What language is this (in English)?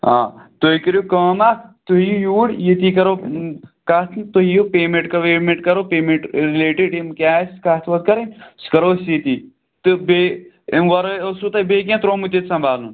Kashmiri